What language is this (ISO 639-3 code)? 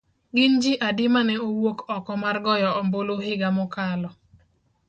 luo